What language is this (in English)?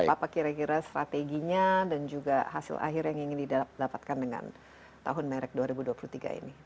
Indonesian